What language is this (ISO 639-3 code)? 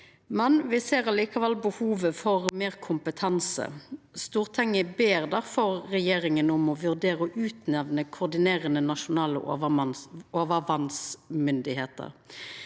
nor